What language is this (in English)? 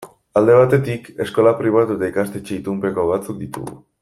Basque